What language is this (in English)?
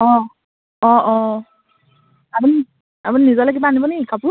Assamese